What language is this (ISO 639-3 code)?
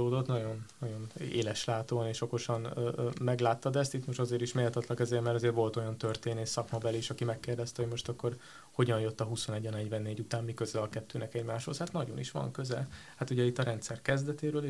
hun